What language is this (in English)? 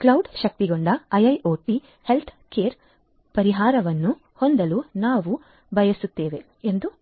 Kannada